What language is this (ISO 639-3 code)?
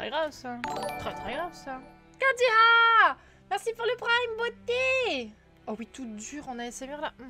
fra